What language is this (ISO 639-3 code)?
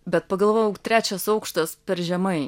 lit